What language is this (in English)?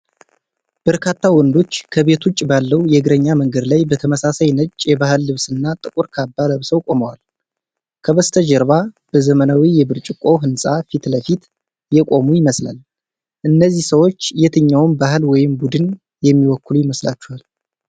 Amharic